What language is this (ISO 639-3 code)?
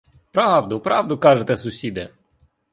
ukr